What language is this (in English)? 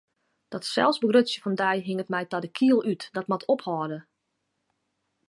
Western Frisian